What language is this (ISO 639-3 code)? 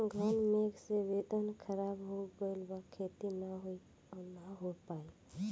bho